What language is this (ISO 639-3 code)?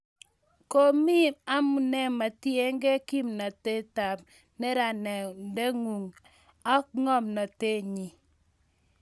kln